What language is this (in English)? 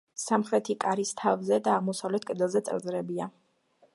Georgian